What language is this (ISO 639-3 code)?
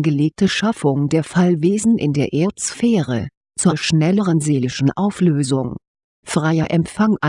deu